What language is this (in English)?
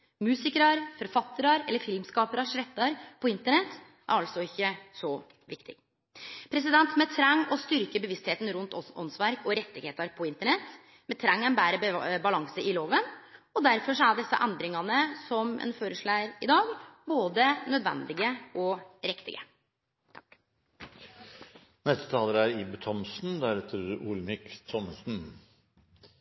Norwegian